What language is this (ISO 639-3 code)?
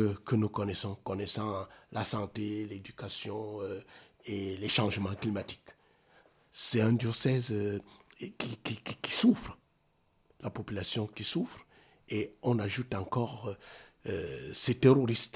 fra